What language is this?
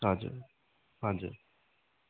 Nepali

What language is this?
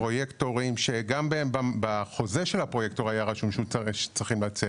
Hebrew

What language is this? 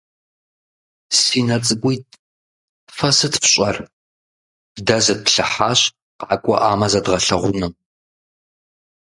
Kabardian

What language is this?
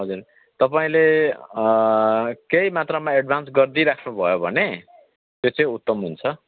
Nepali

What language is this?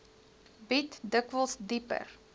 Afrikaans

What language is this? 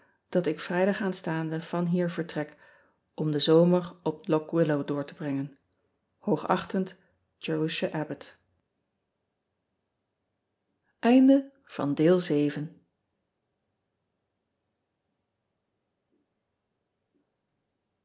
Dutch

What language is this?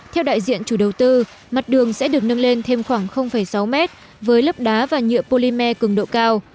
Vietnamese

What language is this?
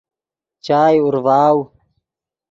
Yidgha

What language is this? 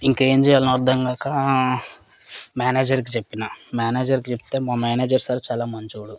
Telugu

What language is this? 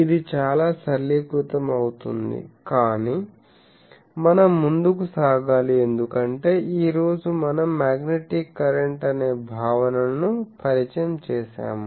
Telugu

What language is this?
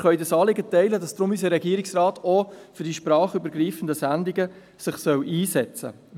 Swiss German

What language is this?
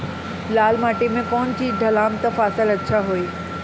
Bhojpuri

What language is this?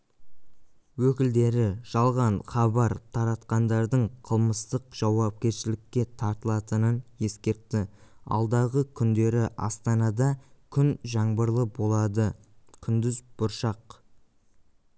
Kazakh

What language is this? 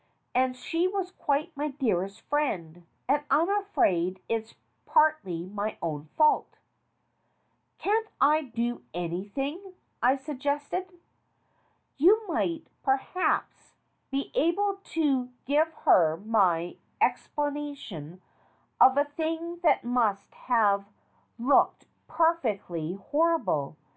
English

